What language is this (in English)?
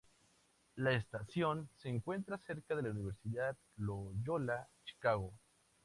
Spanish